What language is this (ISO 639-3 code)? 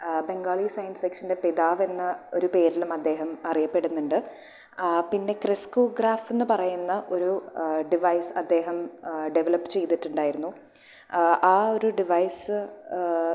mal